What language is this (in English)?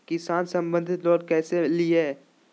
Magahi